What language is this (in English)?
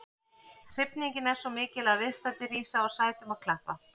Icelandic